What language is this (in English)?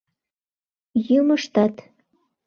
Mari